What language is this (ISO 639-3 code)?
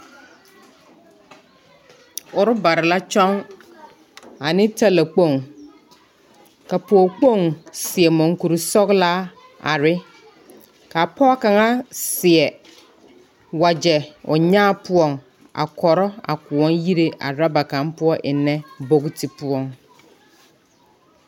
dga